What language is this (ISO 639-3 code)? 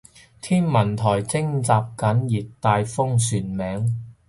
yue